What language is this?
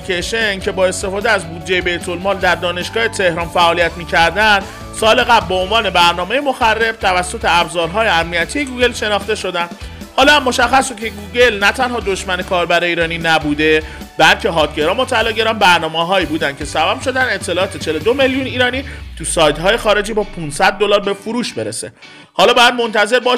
Persian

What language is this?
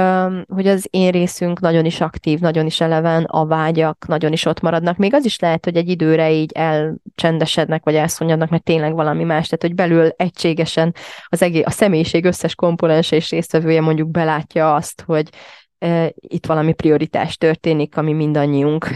Hungarian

